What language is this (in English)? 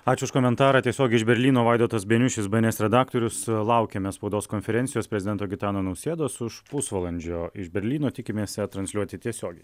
Lithuanian